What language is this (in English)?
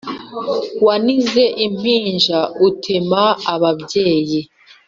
Kinyarwanda